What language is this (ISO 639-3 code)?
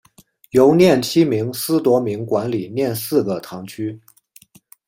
zho